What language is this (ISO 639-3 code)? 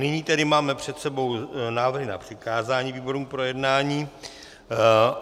ces